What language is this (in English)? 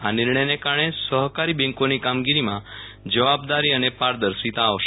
Gujarati